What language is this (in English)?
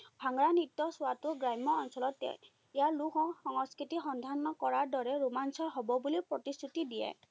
Assamese